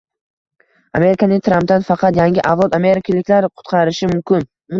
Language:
Uzbek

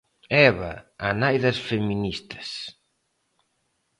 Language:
Galician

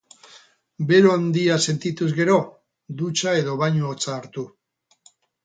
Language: Basque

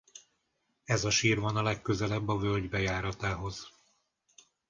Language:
Hungarian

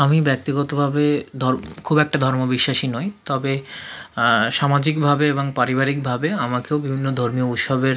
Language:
Bangla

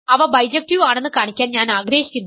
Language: Malayalam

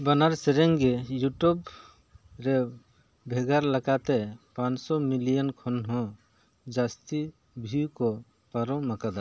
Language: Santali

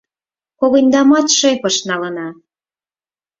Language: Mari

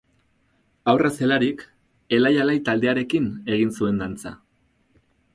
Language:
Basque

